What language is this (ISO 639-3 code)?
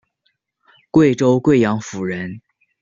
zho